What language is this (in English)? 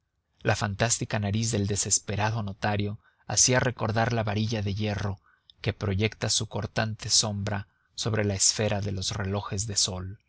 Spanish